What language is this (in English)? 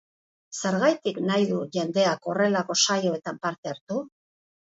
Basque